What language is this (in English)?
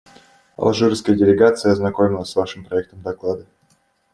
Russian